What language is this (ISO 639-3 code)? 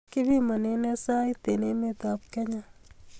kln